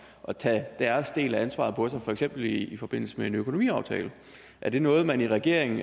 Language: Danish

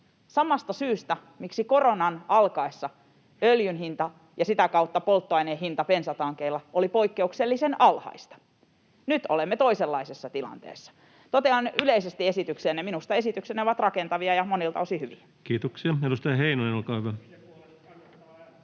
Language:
Finnish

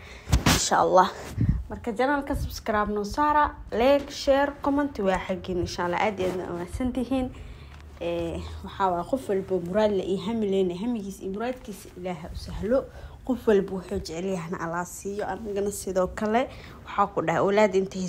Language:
Arabic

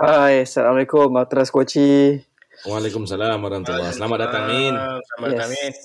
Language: Malay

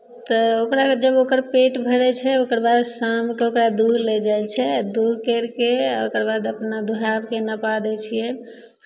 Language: Maithili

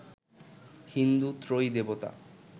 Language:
Bangla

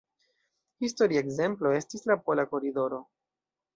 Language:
Esperanto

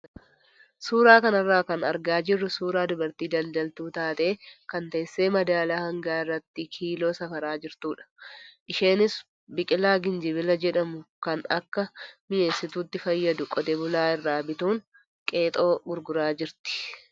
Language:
Oromo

